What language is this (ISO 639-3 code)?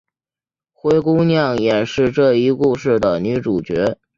zho